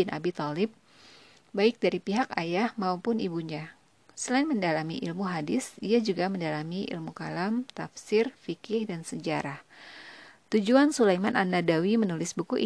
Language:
Indonesian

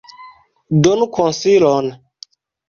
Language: Esperanto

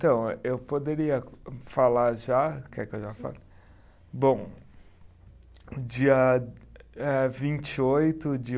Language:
Portuguese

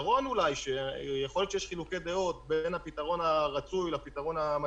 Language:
Hebrew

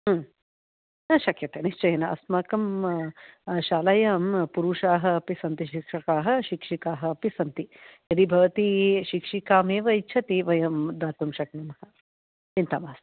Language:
Sanskrit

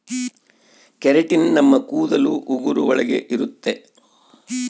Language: Kannada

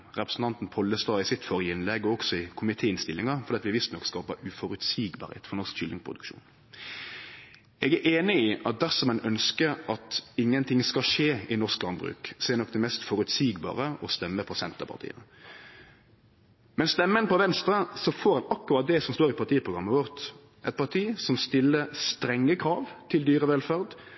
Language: Norwegian Nynorsk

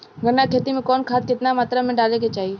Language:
Bhojpuri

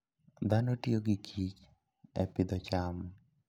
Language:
Luo (Kenya and Tanzania)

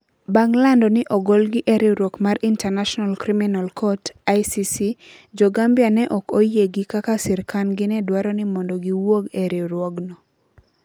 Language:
Luo (Kenya and Tanzania)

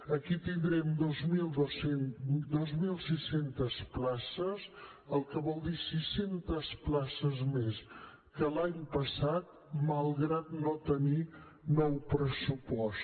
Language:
Catalan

